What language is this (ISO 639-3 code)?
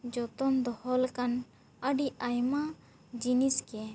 sat